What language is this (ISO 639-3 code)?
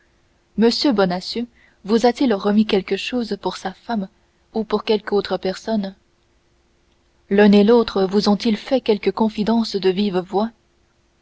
fra